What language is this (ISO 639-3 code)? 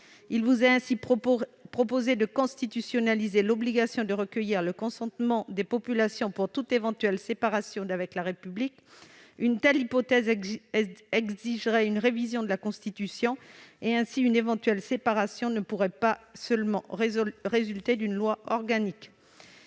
fra